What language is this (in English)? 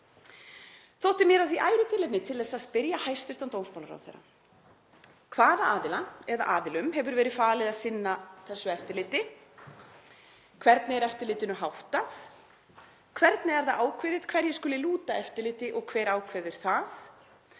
Icelandic